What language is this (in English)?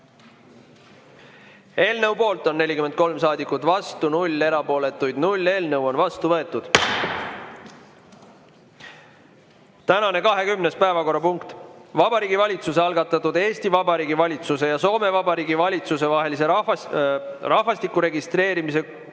Estonian